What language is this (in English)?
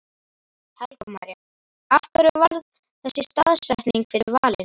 Icelandic